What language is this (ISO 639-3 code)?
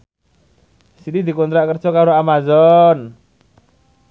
jav